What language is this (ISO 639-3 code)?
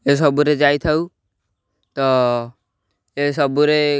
ori